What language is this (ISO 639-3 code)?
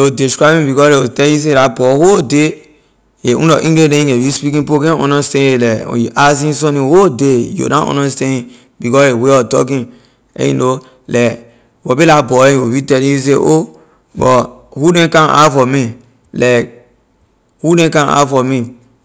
lir